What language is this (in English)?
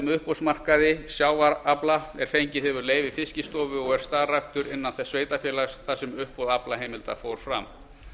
Icelandic